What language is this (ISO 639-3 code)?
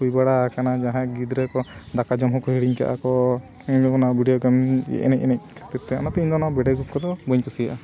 sat